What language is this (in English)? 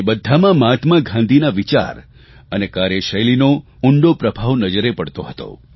Gujarati